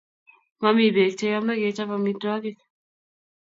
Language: Kalenjin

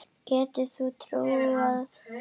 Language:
Icelandic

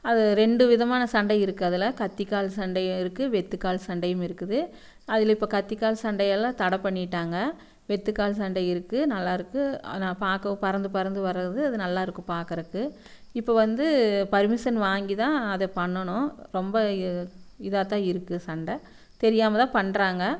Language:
Tamil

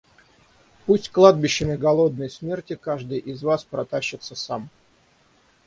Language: Russian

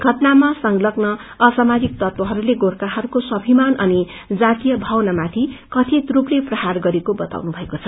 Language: Nepali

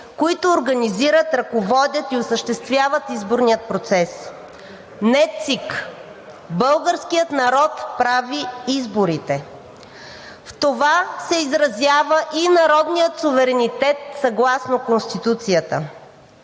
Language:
Bulgarian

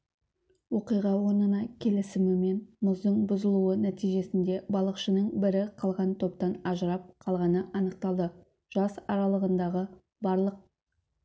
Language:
Kazakh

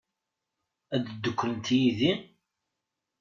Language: Kabyle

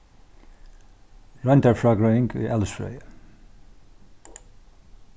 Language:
Faroese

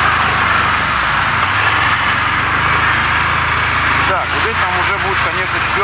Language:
Russian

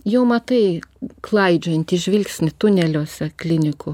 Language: Lithuanian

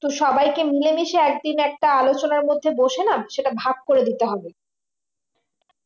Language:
Bangla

